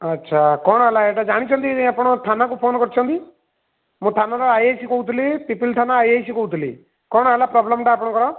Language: Odia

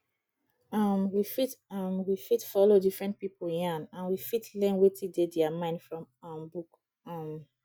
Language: Nigerian Pidgin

